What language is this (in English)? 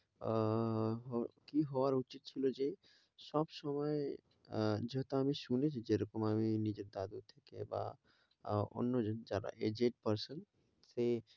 Bangla